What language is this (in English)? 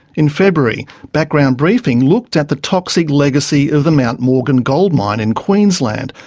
English